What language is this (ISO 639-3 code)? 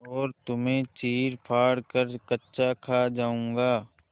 hin